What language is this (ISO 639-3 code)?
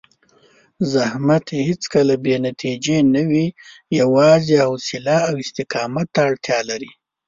pus